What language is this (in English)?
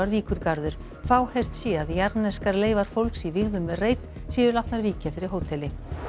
Icelandic